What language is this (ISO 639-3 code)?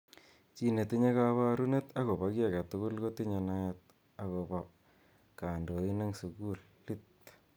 kln